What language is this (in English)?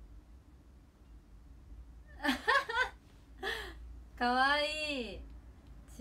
Japanese